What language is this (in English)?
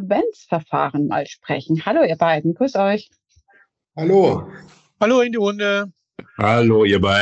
German